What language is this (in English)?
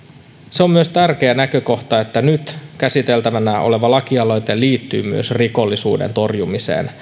Finnish